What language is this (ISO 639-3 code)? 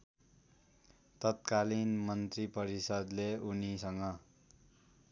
nep